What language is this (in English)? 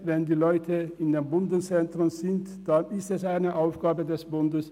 Swiss German